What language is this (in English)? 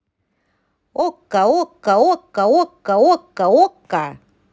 Russian